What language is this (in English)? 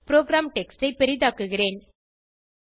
Tamil